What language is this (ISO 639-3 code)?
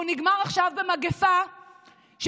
heb